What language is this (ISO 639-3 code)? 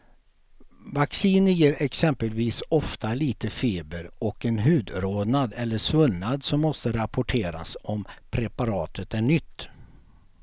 swe